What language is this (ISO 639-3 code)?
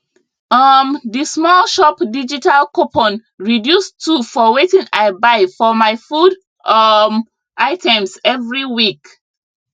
pcm